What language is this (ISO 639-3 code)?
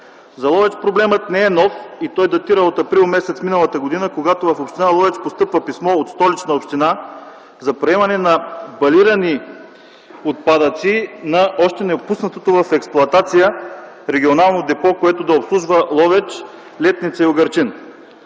bul